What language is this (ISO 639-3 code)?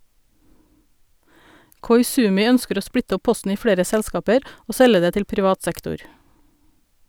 nor